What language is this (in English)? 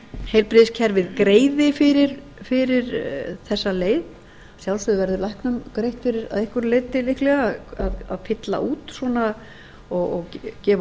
Icelandic